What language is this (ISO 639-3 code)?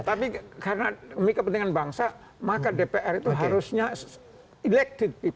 ind